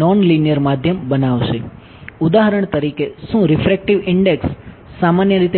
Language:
Gujarati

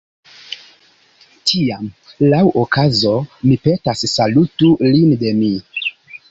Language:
Esperanto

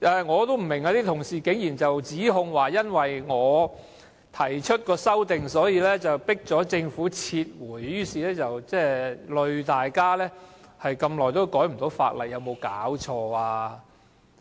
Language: Cantonese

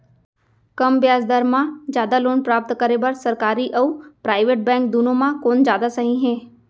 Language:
Chhattisgarhi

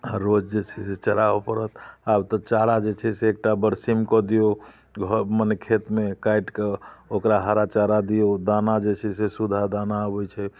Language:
Maithili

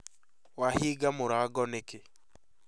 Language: Kikuyu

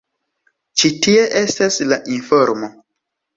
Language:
Esperanto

